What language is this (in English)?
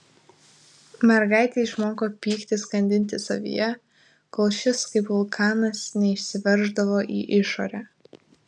Lithuanian